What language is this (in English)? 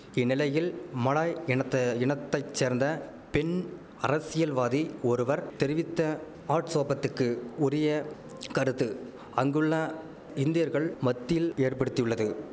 Tamil